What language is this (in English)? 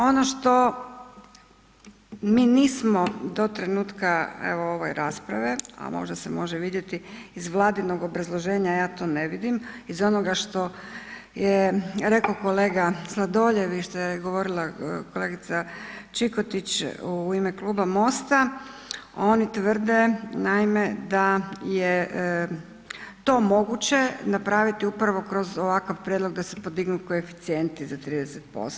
Croatian